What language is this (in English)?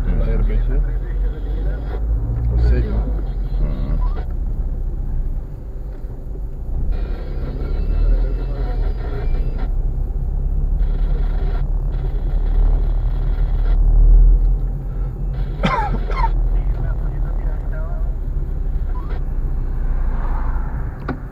Romanian